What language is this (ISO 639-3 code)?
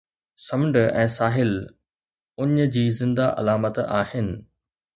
snd